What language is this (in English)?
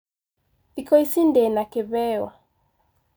Kikuyu